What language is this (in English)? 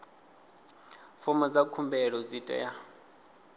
Venda